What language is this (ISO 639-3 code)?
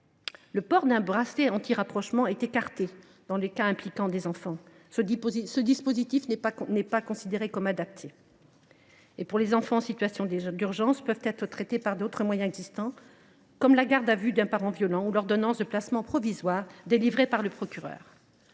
fra